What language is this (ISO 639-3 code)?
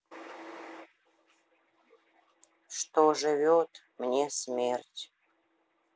rus